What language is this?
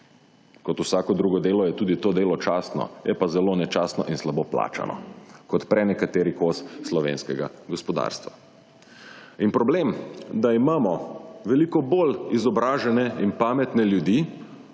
Slovenian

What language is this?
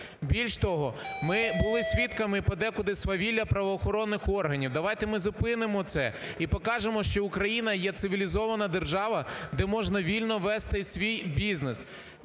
Ukrainian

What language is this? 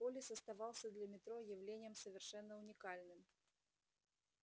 Russian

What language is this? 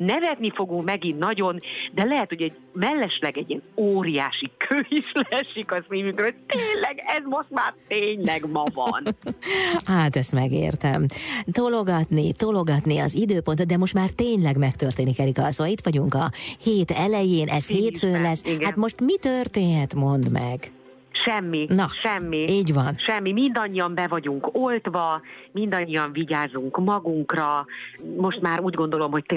Hungarian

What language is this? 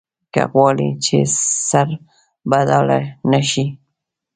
Pashto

